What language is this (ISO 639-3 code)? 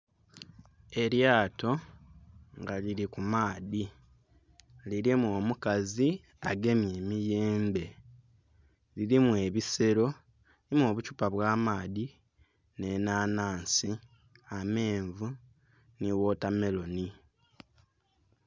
xog